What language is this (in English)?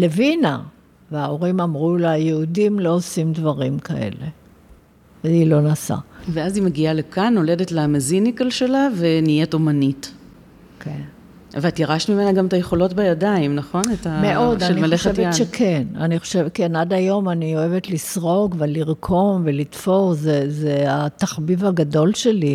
Hebrew